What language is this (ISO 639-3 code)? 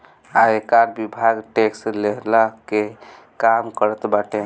bho